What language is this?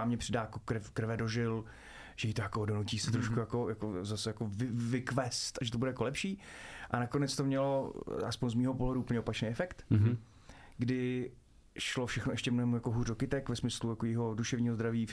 Czech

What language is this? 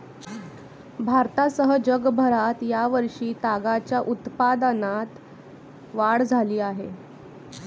Marathi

